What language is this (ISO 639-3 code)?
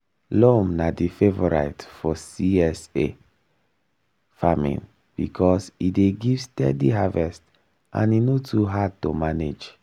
pcm